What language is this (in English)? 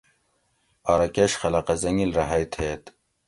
Gawri